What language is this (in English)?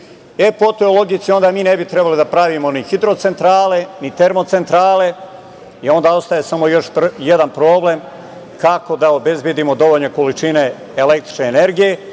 Serbian